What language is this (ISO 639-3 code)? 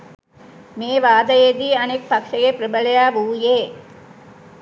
sin